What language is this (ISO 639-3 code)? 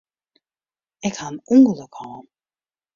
fry